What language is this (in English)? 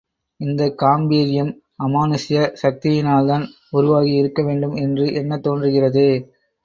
Tamil